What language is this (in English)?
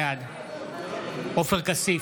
Hebrew